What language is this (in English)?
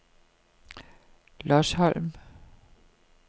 Danish